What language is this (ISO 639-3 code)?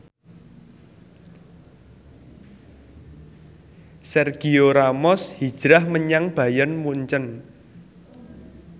jav